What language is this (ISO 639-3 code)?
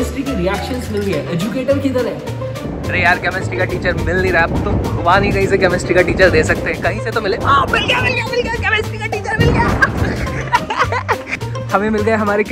hin